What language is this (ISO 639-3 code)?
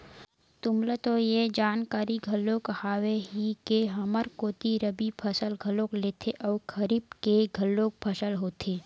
hne